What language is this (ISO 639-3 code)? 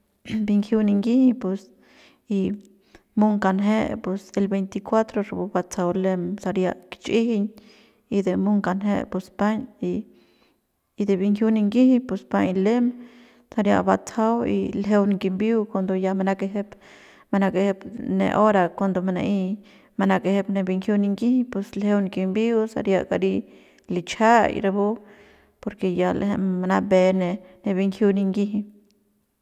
pbs